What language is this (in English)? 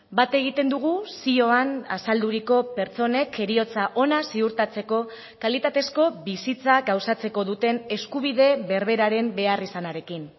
Basque